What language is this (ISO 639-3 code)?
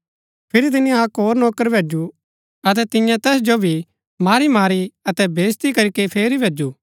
gbk